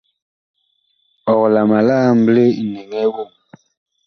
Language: Bakoko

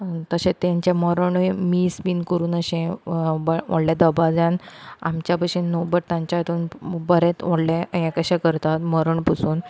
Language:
Konkani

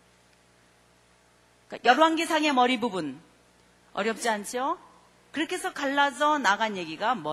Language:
Korean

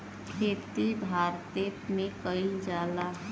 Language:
Bhojpuri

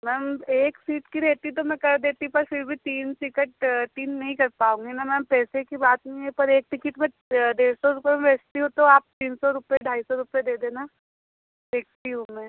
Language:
Hindi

